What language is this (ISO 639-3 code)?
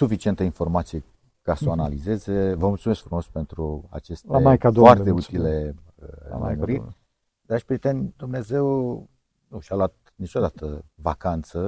ron